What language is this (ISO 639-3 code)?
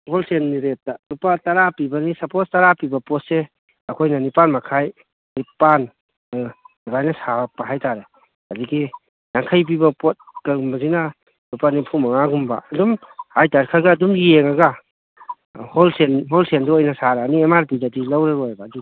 mni